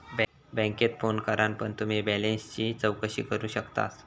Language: Marathi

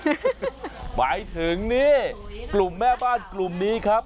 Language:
Thai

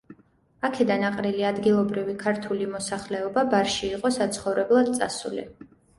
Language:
Georgian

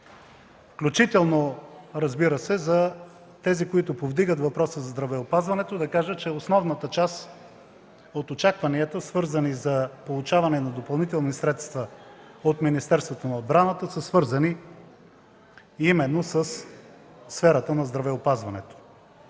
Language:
Bulgarian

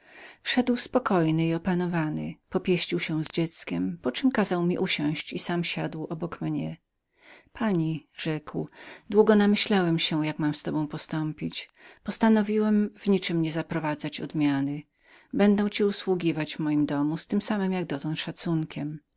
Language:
Polish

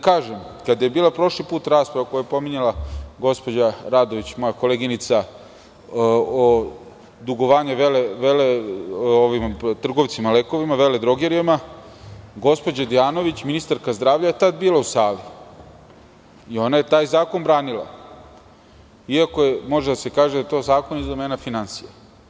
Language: Serbian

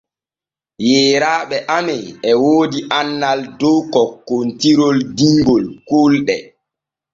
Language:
Borgu Fulfulde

